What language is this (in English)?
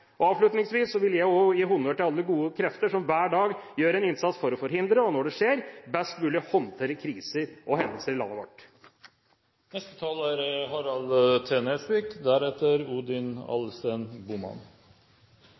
Norwegian Bokmål